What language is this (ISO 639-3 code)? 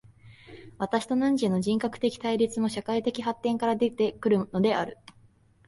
jpn